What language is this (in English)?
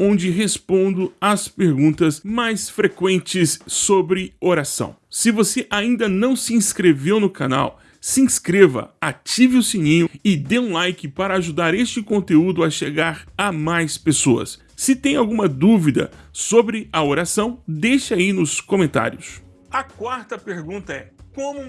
Portuguese